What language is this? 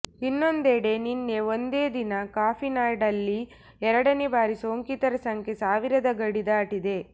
Kannada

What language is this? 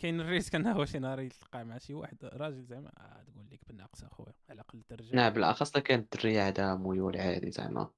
Arabic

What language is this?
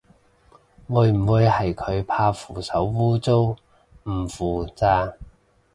Cantonese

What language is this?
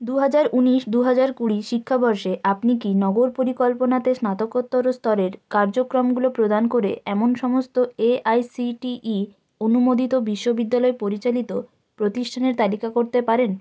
Bangla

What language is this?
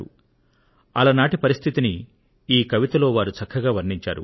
Telugu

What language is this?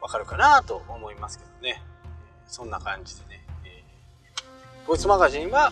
Japanese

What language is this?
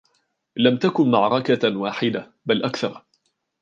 Arabic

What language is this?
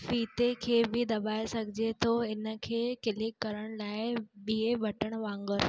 Sindhi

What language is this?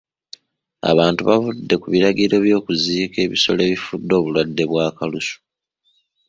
Ganda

